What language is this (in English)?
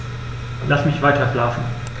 German